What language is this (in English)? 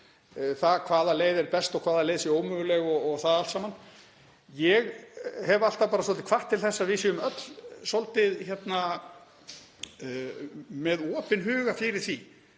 Icelandic